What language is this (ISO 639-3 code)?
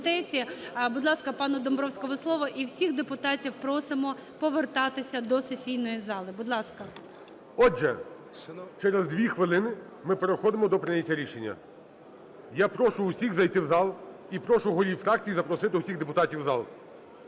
ukr